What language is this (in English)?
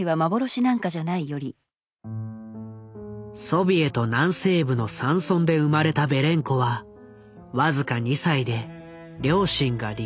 Japanese